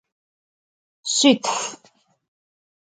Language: Adyghe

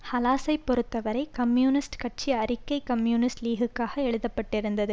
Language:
Tamil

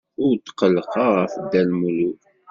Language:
Kabyle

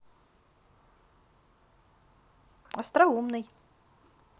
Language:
Russian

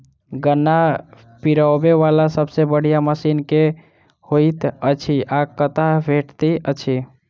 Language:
Maithili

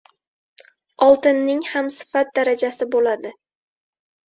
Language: Uzbek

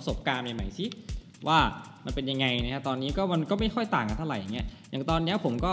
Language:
Thai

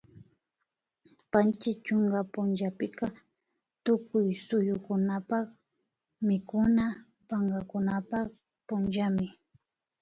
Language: Imbabura Highland Quichua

